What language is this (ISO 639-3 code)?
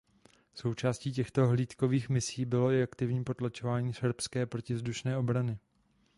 ces